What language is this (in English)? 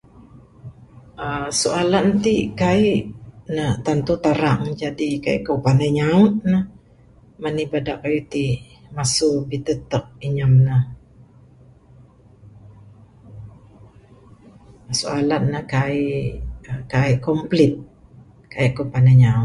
Bukar-Sadung Bidayuh